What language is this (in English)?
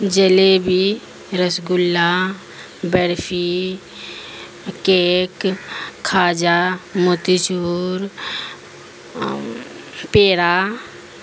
Urdu